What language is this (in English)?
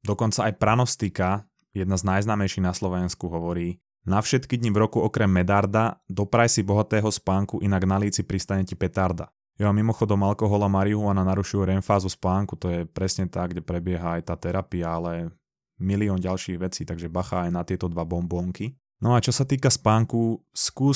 Slovak